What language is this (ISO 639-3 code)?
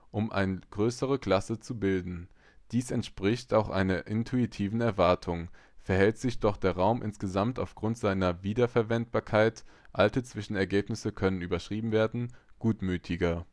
deu